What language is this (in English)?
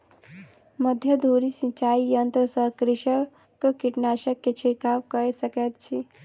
Maithili